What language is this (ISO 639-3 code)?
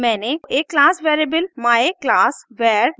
hin